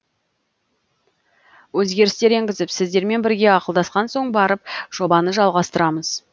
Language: Kazakh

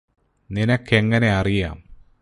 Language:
Malayalam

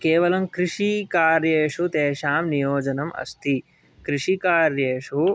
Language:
Sanskrit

